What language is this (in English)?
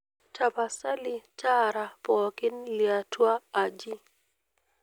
Masai